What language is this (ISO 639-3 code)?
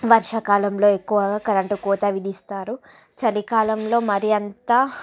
tel